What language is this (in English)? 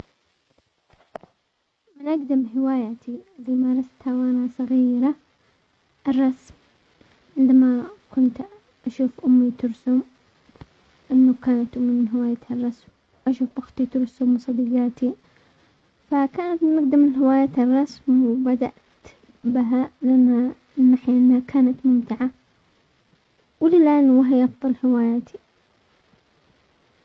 Omani Arabic